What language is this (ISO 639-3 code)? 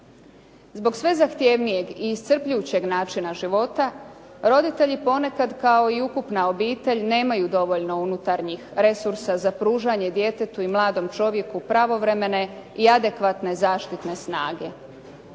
hrv